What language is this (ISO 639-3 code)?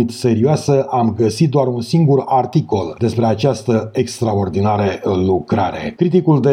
ron